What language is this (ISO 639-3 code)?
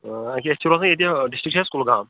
kas